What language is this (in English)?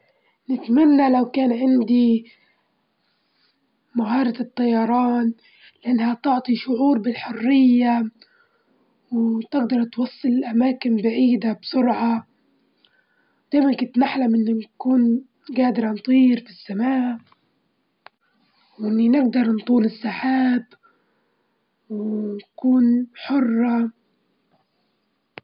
Libyan Arabic